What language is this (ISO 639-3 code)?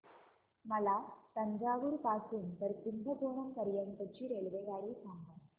mar